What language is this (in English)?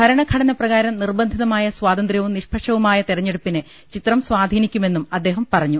Malayalam